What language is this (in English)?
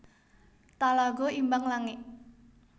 Javanese